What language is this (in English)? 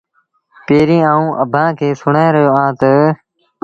Sindhi Bhil